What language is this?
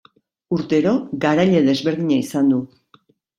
Basque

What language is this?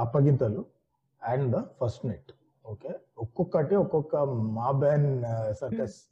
Telugu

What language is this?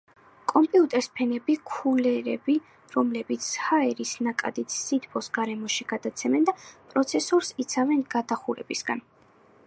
Georgian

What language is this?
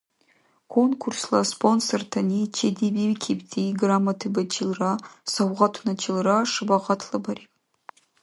Dargwa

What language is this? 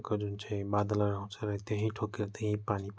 Nepali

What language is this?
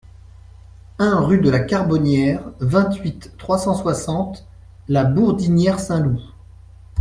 French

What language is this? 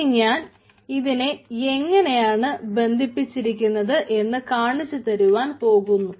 Malayalam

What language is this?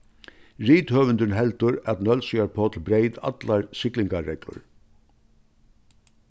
Faroese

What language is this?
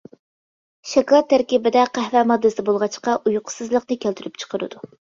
Uyghur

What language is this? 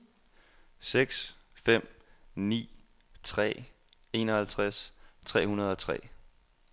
Danish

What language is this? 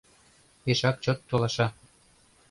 Mari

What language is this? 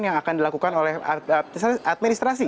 Indonesian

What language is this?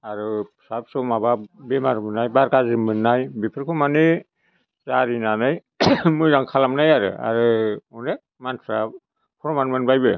Bodo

